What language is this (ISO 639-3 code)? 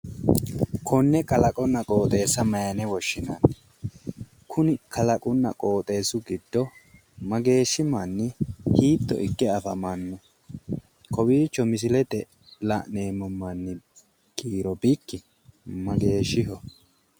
sid